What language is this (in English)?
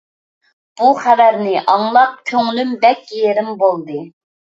Uyghur